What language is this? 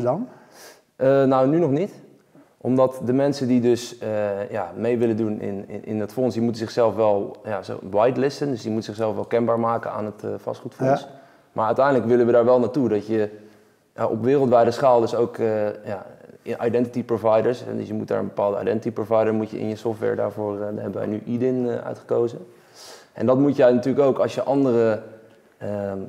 Dutch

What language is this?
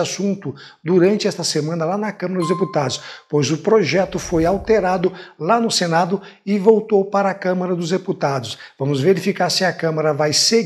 Portuguese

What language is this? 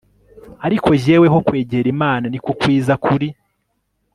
Kinyarwanda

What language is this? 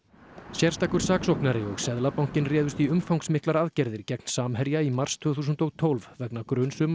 Icelandic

